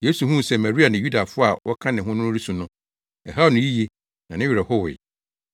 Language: Akan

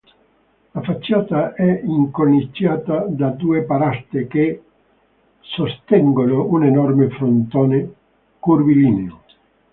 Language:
Italian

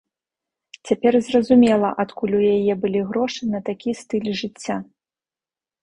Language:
Belarusian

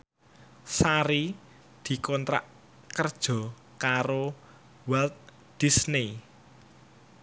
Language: Javanese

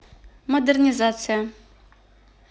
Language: Russian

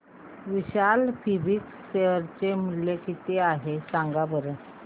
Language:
Marathi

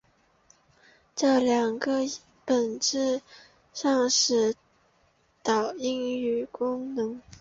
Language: Chinese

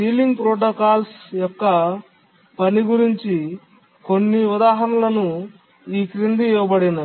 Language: Telugu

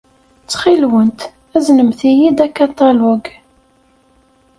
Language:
Kabyle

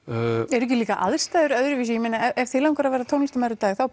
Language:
Icelandic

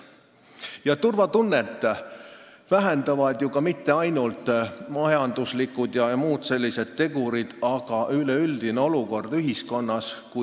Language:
Estonian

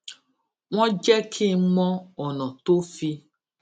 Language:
Yoruba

